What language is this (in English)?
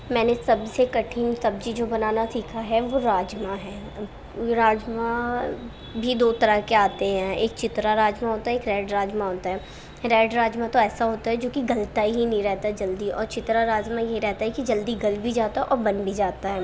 Urdu